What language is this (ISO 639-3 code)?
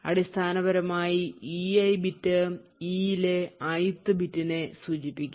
mal